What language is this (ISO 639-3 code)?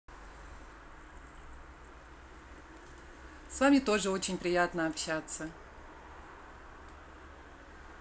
rus